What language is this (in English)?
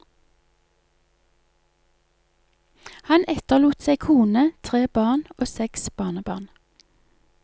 Norwegian